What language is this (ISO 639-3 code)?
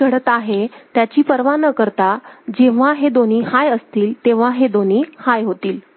mar